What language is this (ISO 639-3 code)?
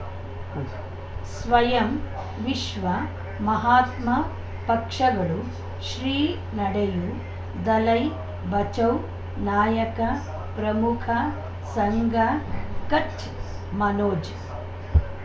kan